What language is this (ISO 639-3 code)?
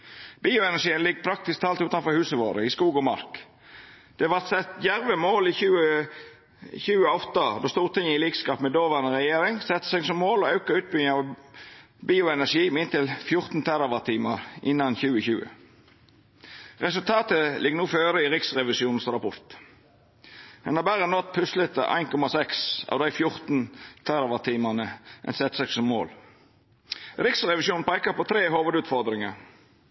nno